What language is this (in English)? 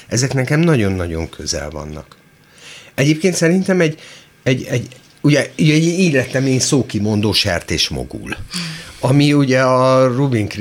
Hungarian